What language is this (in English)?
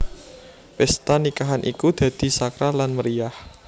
Javanese